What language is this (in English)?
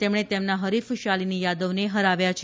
Gujarati